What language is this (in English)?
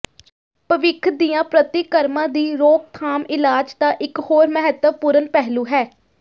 Punjabi